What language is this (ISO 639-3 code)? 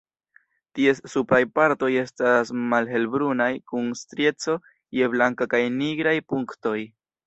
epo